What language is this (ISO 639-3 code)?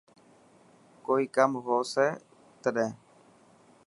mki